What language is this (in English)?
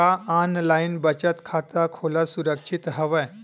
Chhattisgarhi